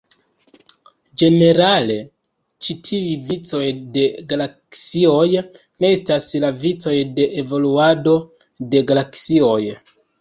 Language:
Esperanto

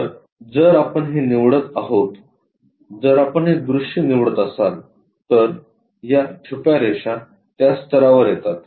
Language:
Marathi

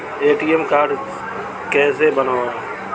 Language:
Hindi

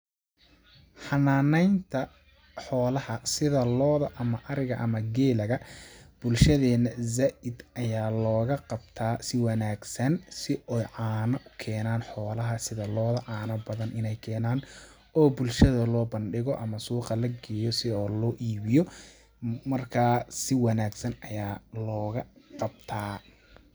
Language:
Somali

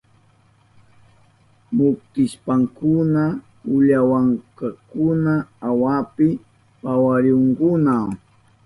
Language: Southern Pastaza Quechua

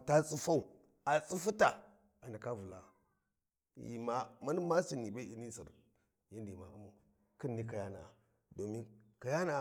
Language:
Warji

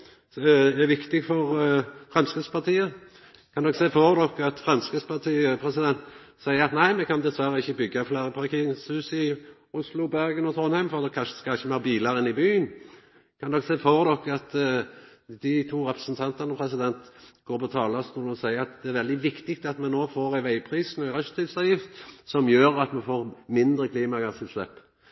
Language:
Norwegian Nynorsk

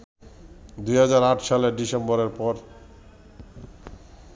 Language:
Bangla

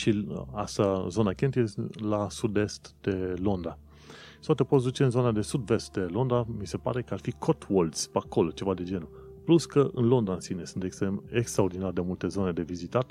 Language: Romanian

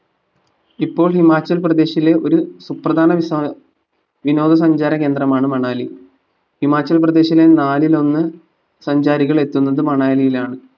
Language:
Malayalam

